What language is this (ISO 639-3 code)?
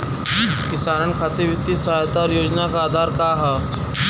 bho